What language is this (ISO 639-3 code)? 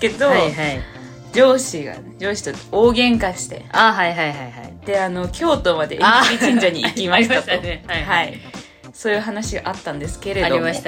jpn